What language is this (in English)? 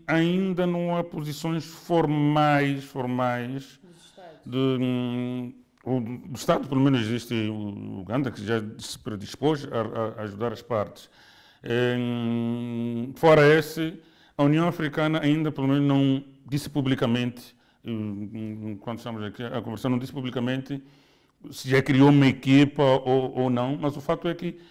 Portuguese